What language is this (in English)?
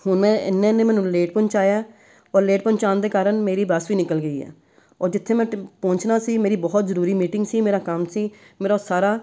Punjabi